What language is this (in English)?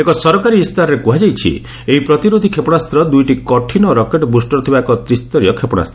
Odia